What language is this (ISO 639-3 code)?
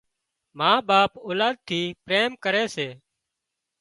kxp